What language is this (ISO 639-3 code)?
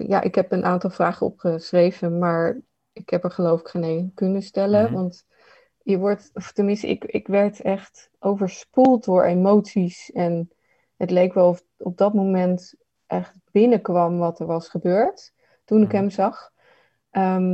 nld